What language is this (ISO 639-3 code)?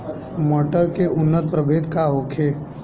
bho